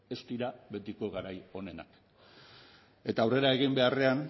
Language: Basque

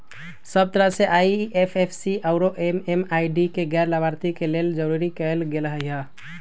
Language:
Magahi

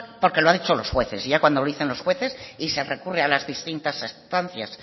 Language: Spanish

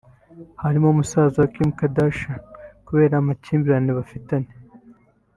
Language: Kinyarwanda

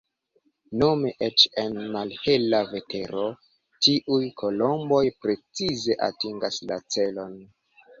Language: Esperanto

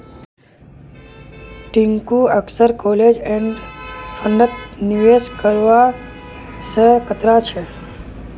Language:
Magahi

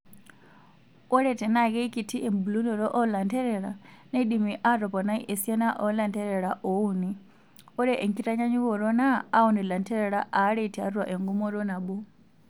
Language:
Masai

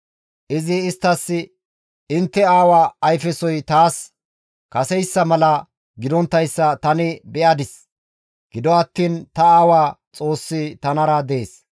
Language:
Gamo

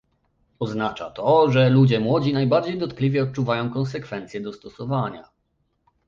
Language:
Polish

